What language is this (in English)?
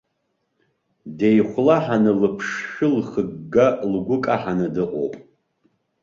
Abkhazian